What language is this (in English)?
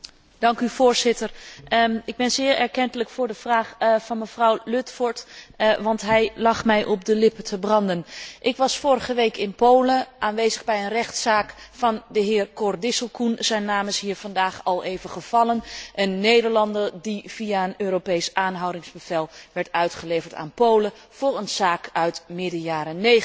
Dutch